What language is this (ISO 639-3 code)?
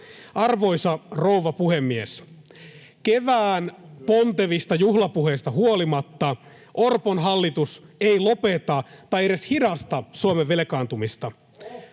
fin